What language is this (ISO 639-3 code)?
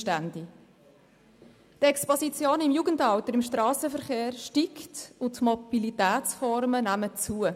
gsw